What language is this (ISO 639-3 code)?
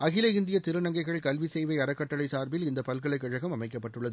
tam